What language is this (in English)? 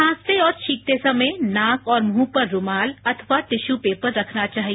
Hindi